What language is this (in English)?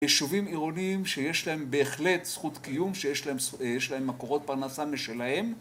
Hebrew